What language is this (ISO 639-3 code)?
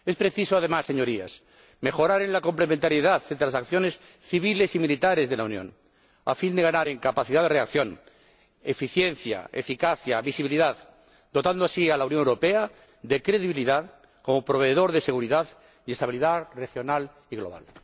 spa